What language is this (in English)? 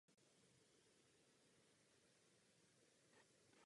Czech